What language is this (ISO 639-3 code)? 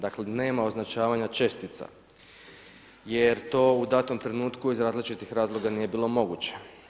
hrv